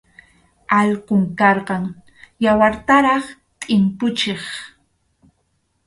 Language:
Arequipa-La Unión Quechua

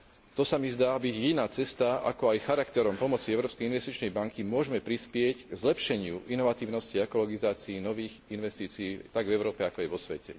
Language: Slovak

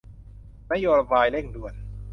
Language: Thai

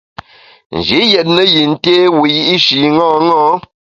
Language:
Bamun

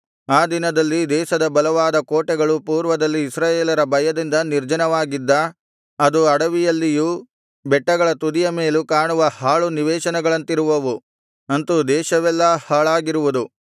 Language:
Kannada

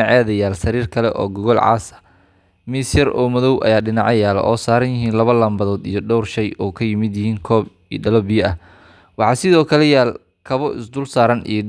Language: Somali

